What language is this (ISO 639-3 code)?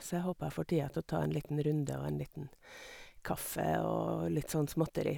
nor